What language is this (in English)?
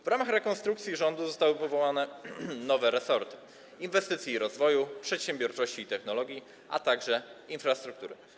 Polish